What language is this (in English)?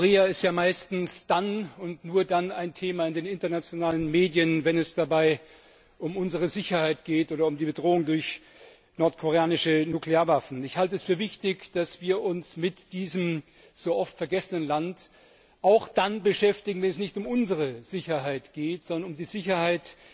German